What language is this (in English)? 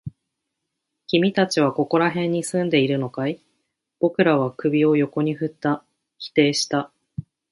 Japanese